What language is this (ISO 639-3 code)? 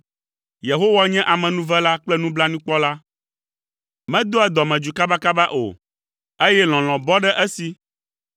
ewe